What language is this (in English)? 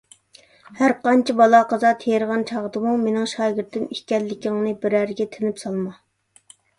Uyghur